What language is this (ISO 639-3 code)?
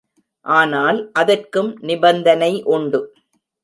tam